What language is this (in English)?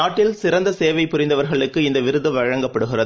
Tamil